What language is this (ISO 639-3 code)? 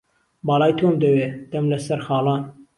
ckb